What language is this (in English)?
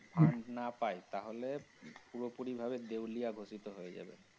Bangla